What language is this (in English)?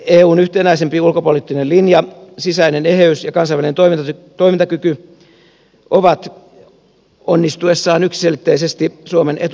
Finnish